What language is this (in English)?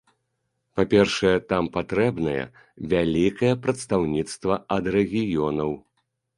Belarusian